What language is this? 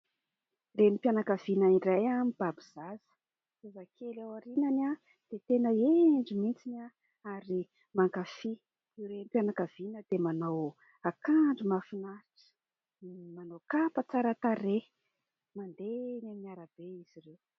Malagasy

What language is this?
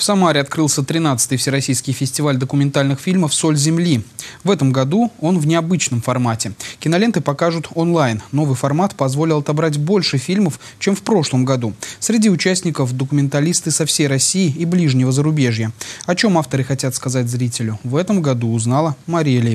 Russian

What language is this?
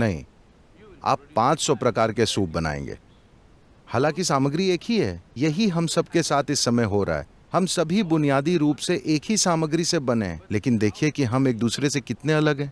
Hindi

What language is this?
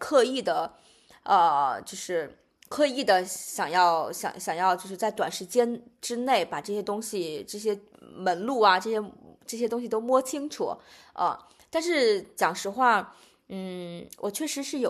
Chinese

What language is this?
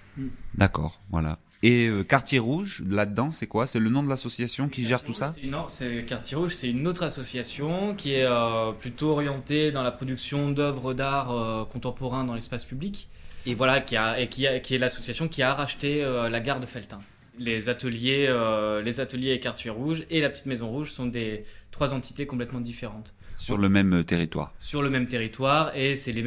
French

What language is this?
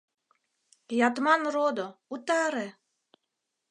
Mari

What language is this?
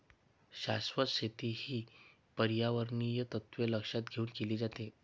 Marathi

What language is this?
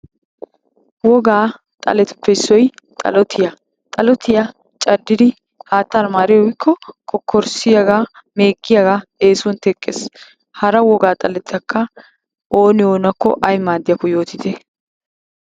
Wolaytta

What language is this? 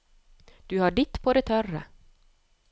Norwegian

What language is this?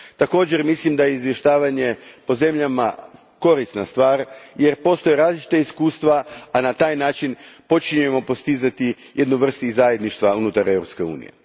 Croatian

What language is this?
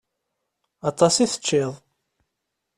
Kabyle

